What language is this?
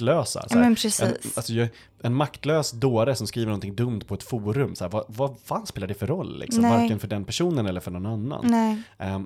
Swedish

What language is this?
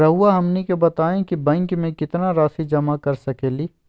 Magahi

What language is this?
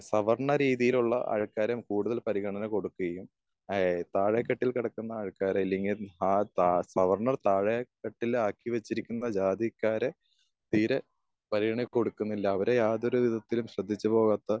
Malayalam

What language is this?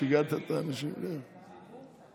Hebrew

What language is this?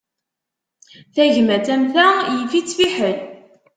Kabyle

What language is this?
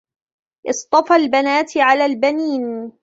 Arabic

